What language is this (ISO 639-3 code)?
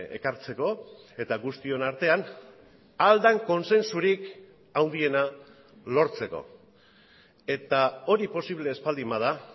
eus